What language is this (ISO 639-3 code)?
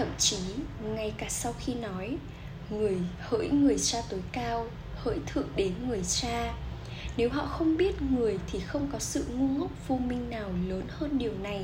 vie